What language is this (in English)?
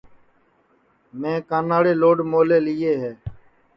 Sansi